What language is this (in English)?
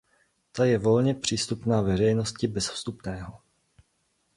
Czech